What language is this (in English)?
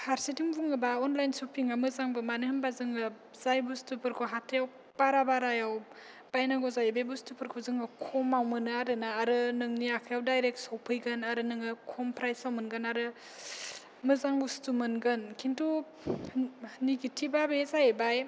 Bodo